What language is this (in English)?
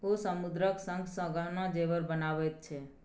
Maithili